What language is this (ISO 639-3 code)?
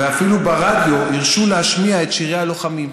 heb